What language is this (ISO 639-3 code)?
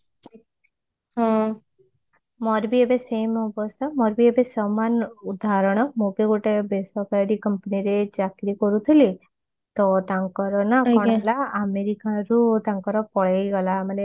ori